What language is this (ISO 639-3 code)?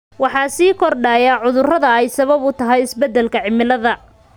som